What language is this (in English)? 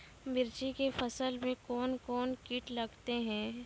Maithili